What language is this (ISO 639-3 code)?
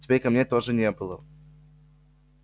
rus